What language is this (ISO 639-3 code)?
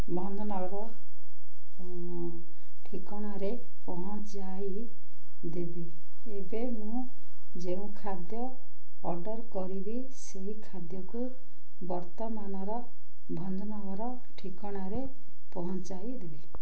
ori